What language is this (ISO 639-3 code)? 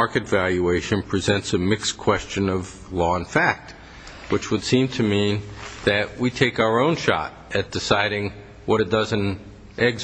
eng